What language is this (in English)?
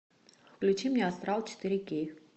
Russian